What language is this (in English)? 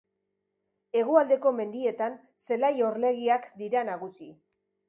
Basque